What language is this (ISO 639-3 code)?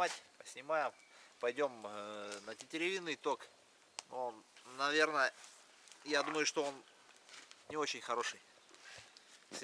rus